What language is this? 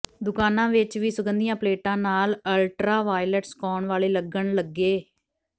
Punjabi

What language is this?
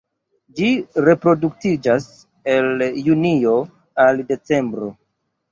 Esperanto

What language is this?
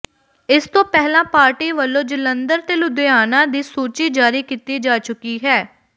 Punjabi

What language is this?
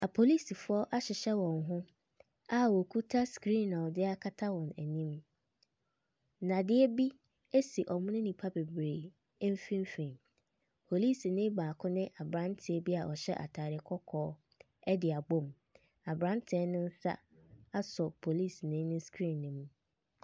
Akan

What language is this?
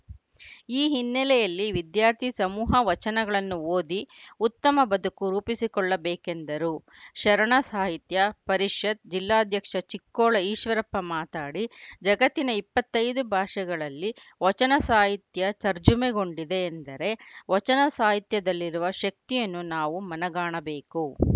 Kannada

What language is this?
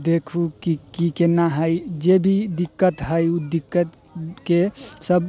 Maithili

